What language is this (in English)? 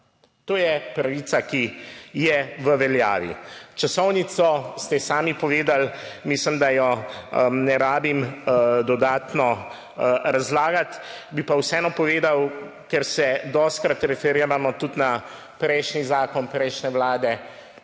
Slovenian